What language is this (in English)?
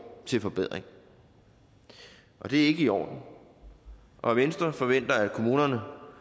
Danish